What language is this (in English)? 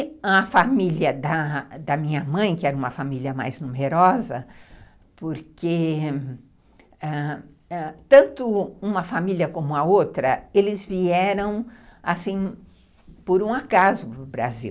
Portuguese